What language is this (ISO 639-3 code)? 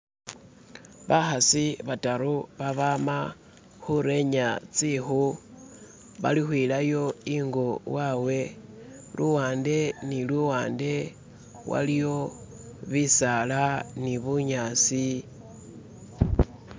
myx